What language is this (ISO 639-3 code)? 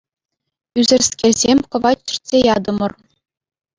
chv